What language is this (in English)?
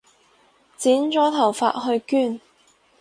Cantonese